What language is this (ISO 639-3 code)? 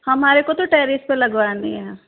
hin